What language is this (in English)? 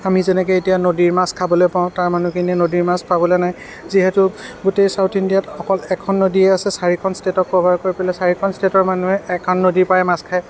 Assamese